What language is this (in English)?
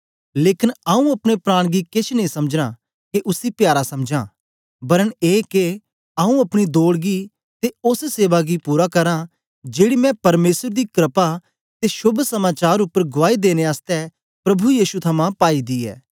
Dogri